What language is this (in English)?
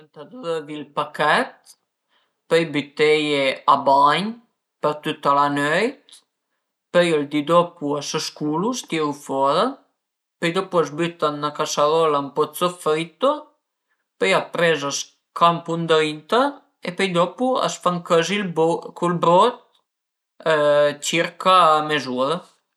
Piedmontese